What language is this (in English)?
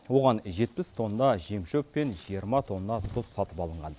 Kazakh